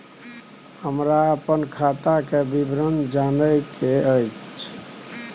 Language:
Maithili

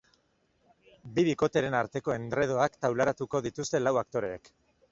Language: Basque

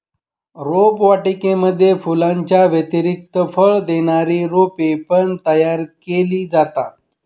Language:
Marathi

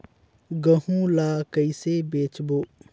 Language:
Chhattisgarhi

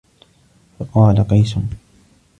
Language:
Arabic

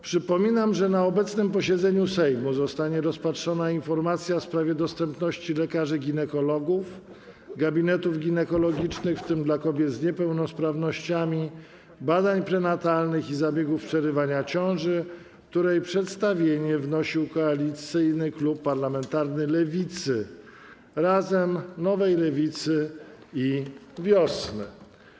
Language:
Polish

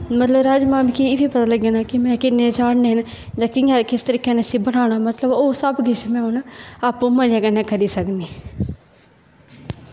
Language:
Dogri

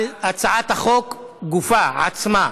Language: Hebrew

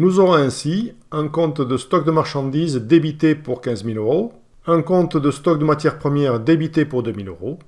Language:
French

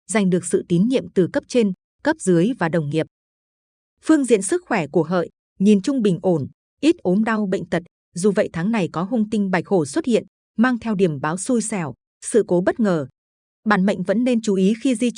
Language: Vietnamese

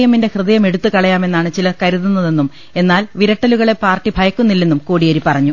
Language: Malayalam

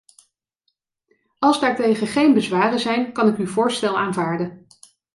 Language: Dutch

